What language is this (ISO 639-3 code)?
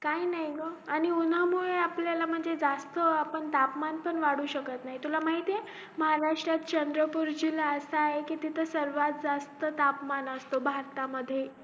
mar